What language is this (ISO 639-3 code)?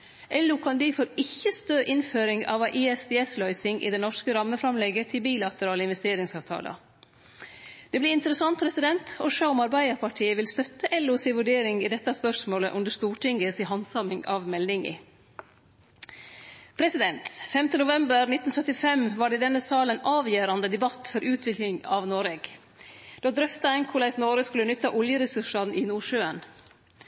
nno